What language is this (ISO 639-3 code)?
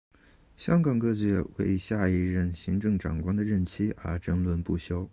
zho